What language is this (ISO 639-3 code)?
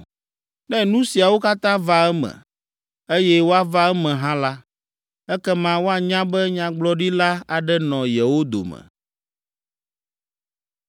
ewe